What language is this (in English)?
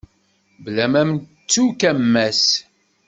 Kabyle